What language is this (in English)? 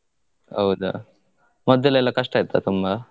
Kannada